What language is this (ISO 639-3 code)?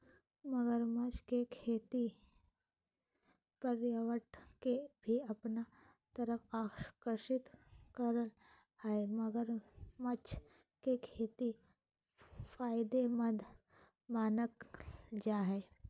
mag